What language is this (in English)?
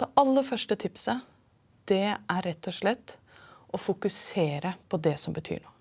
Norwegian